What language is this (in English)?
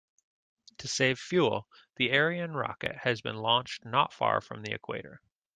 English